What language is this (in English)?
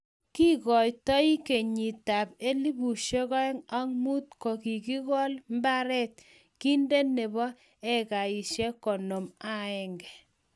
Kalenjin